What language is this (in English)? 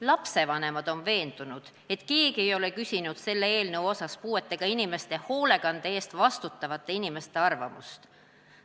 Estonian